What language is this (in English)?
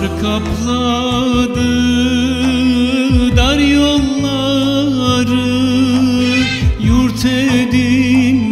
Romanian